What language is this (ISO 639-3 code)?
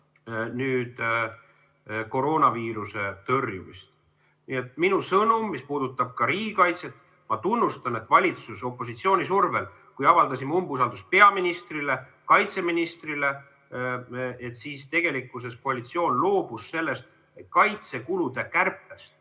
est